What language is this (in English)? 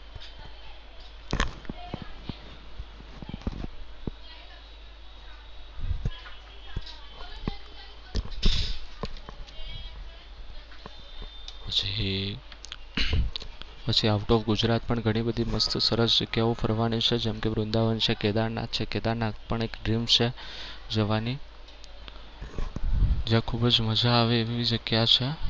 Gujarati